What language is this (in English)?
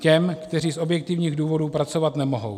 Czech